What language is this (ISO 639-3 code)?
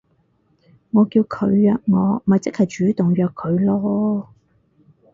yue